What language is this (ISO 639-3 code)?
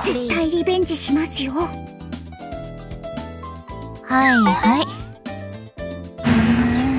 jpn